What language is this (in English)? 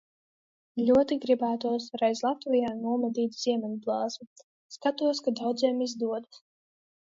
Latvian